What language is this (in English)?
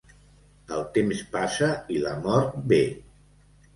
Catalan